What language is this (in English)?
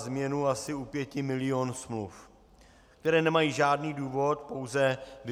Czech